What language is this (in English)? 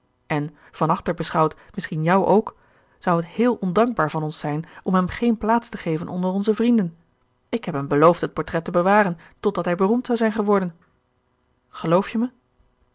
Dutch